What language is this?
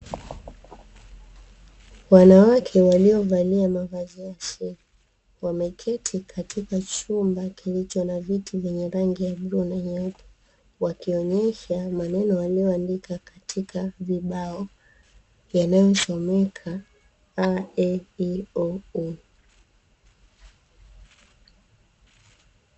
Swahili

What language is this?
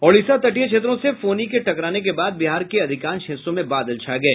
Hindi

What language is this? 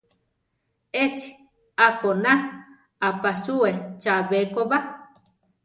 Central Tarahumara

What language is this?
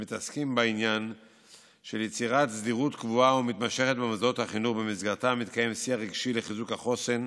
Hebrew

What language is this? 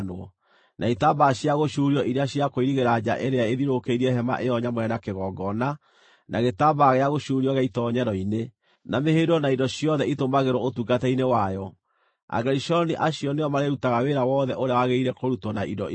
Kikuyu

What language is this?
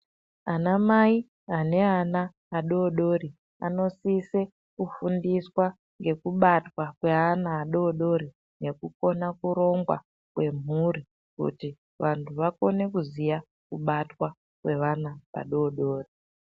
Ndau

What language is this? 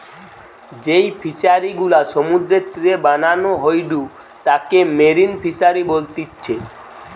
Bangla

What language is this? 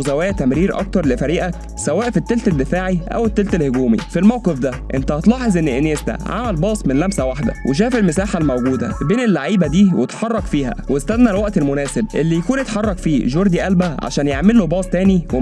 Arabic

